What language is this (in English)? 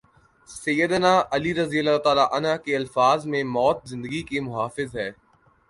Urdu